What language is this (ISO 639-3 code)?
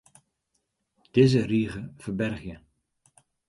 fry